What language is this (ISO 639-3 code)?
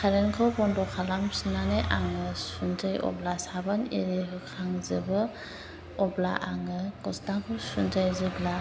brx